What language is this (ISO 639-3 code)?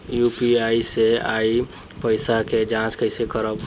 bho